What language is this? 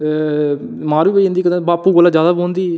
Dogri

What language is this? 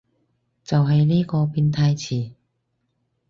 Cantonese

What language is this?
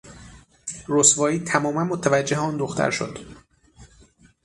Persian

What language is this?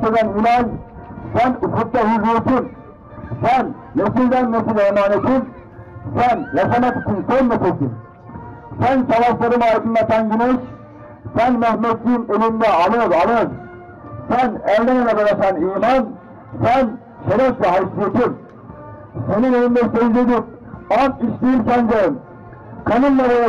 Turkish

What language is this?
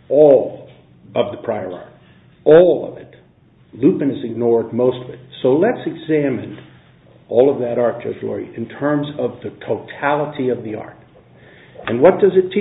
English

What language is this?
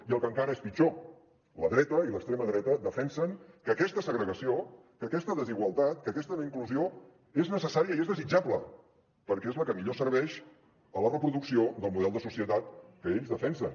Catalan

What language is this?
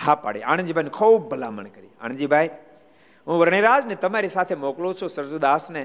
Gujarati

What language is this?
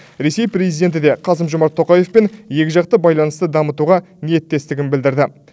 Kazakh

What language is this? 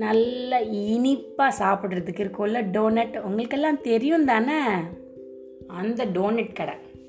Tamil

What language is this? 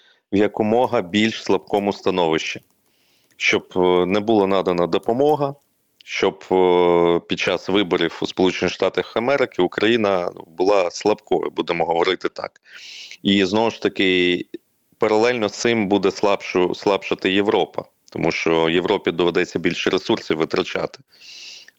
Ukrainian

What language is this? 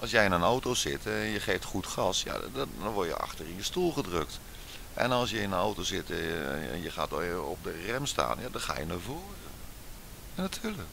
Dutch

